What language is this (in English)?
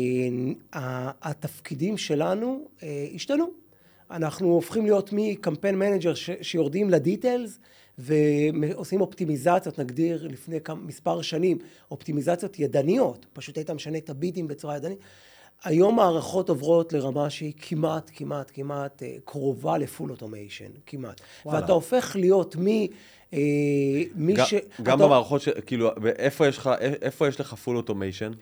Hebrew